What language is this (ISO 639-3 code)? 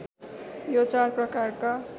nep